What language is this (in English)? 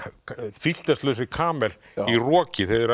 Icelandic